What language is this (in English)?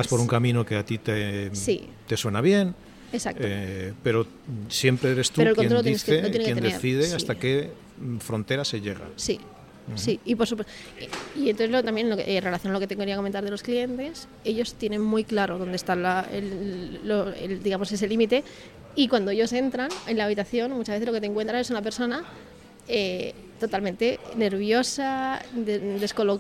Spanish